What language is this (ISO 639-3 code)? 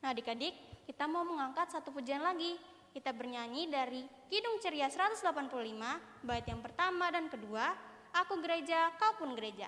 ind